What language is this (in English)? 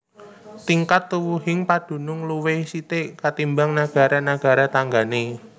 Javanese